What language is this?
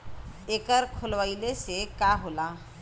Bhojpuri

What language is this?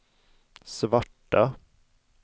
Swedish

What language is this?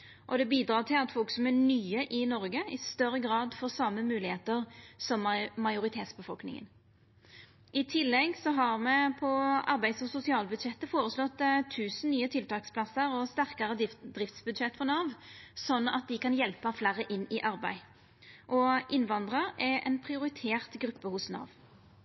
Norwegian Nynorsk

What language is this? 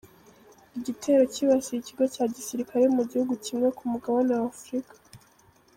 Kinyarwanda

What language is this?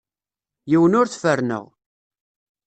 Kabyle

